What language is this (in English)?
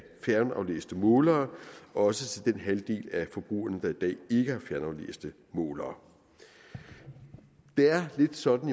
Danish